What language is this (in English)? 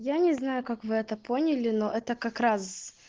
Russian